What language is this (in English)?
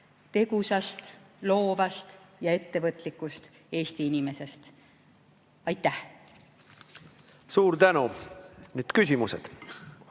Estonian